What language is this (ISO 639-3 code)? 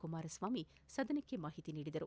kan